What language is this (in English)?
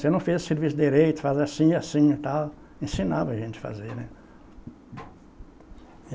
Portuguese